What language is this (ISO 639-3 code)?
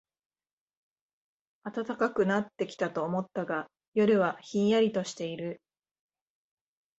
jpn